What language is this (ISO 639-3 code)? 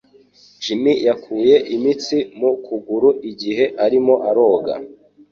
kin